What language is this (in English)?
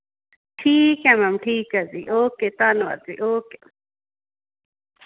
Punjabi